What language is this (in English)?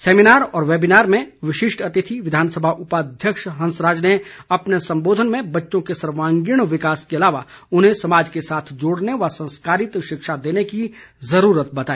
Hindi